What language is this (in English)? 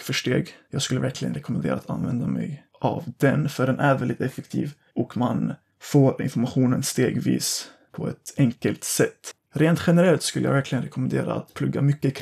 Swedish